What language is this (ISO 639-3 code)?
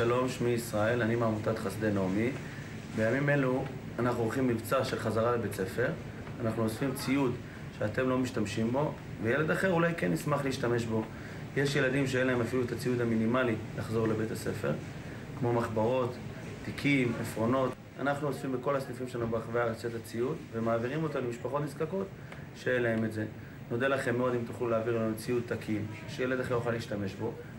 heb